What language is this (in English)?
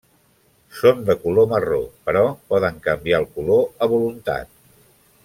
Catalan